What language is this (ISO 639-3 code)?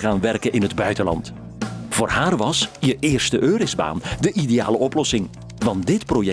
nld